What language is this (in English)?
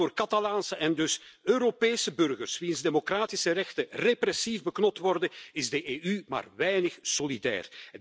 Dutch